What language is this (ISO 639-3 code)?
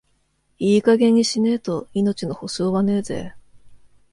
jpn